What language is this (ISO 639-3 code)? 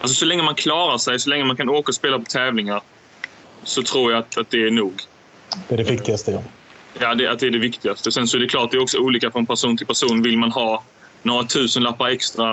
swe